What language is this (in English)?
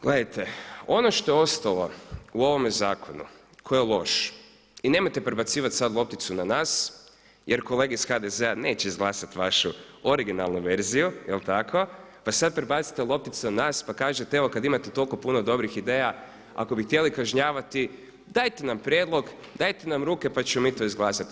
Croatian